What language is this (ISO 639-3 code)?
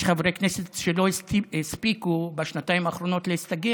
heb